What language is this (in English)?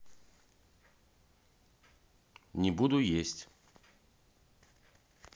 Russian